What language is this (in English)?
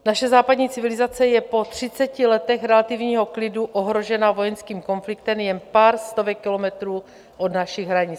Czech